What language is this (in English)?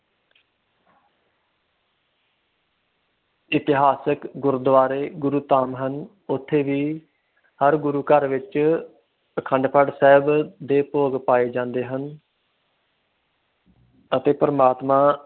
Punjabi